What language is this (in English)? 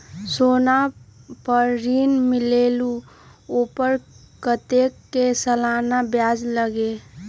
Magahi